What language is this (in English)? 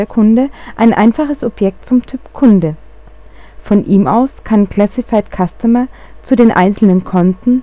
German